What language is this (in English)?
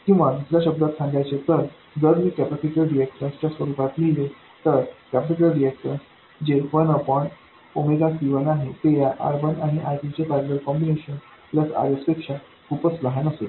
Marathi